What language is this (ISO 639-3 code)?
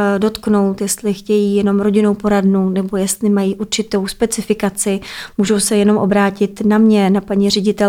ces